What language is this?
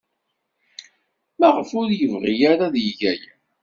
Kabyle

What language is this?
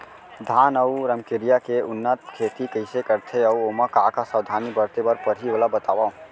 Chhattisgarhi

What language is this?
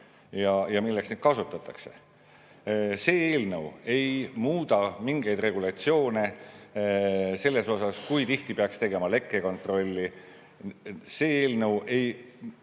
Estonian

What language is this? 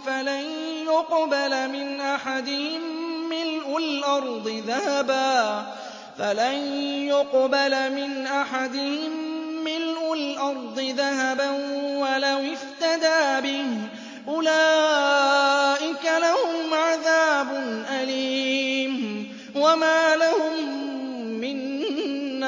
Arabic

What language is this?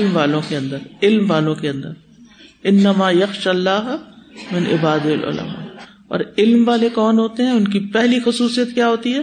Urdu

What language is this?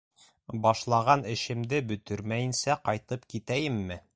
Bashkir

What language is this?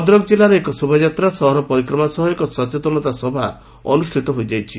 Odia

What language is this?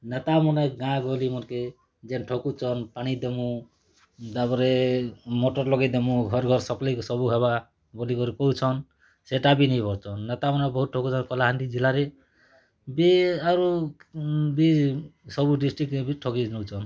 Odia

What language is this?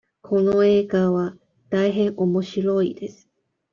Japanese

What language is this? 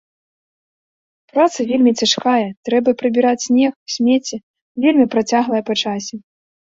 Belarusian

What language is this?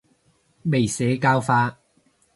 Cantonese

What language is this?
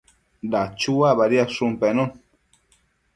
Matsés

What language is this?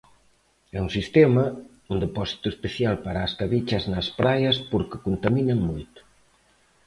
Galician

